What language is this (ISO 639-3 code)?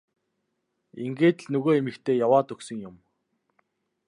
mon